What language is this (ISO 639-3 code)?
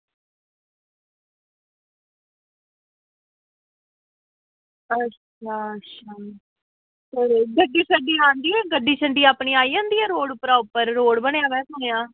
doi